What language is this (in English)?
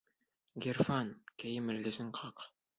Bashkir